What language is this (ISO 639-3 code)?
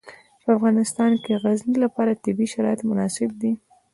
pus